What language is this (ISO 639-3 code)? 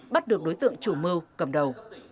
vie